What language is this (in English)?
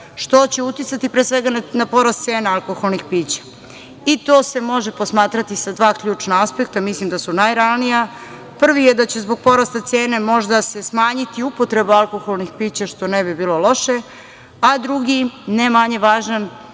Serbian